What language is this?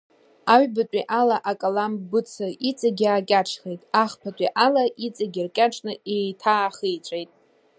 Abkhazian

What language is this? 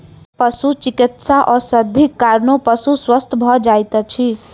Maithili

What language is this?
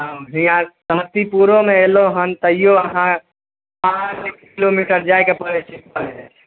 Maithili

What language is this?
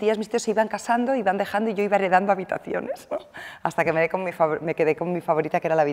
Spanish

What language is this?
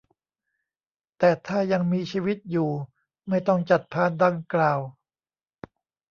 Thai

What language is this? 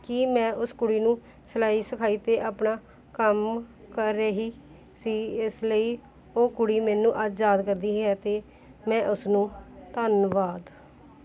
Punjabi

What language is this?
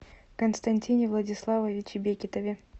Russian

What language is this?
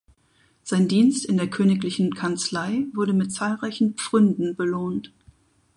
German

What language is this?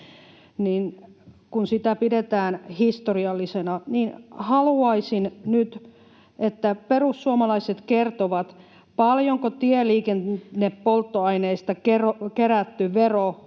Finnish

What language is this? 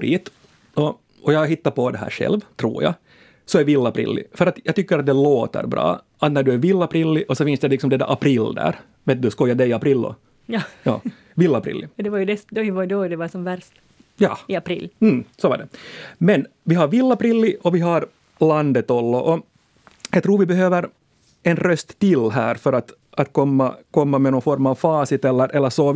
Swedish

